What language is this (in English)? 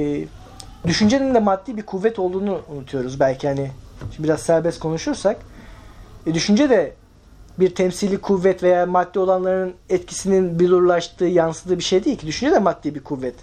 Turkish